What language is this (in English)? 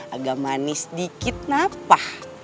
Indonesian